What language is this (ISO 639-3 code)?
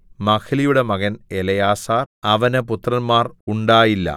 mal